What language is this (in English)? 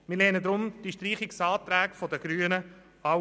Swiss German